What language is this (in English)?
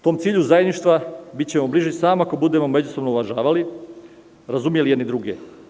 Serbian